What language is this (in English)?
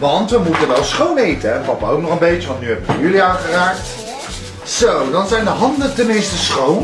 Dutch